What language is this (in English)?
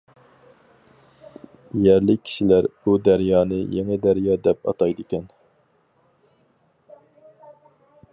Uyghur